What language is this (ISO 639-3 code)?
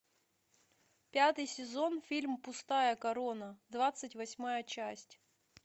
rus